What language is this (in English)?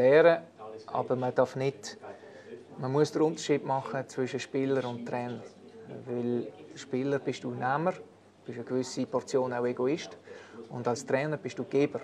German